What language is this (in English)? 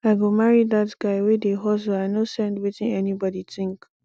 Nigerian Pidgin